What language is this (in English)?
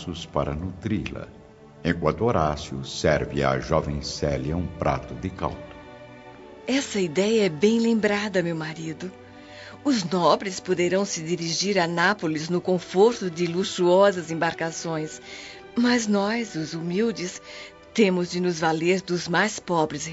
Portuguese